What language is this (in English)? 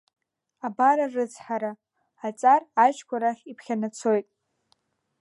Abkhazian